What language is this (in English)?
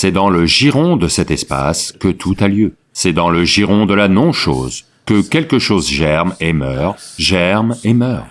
French